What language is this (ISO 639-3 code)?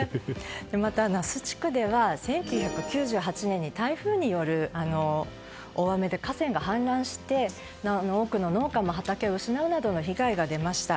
jpn